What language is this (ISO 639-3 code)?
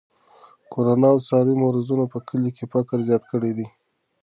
pus